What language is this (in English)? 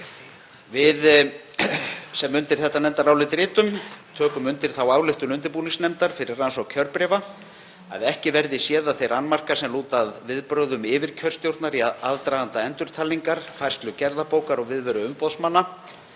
Icelandic